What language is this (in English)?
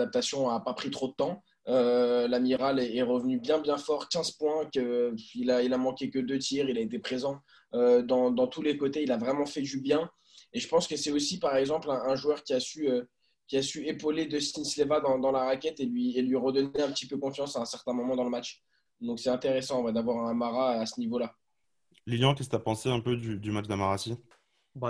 French